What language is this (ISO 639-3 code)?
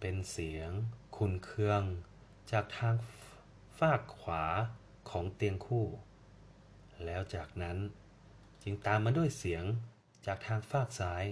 tha